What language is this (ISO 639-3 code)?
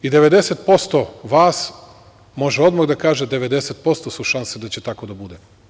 srp